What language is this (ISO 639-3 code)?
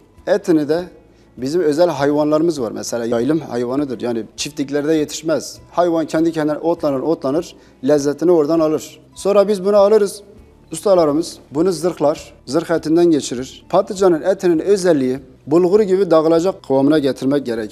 tur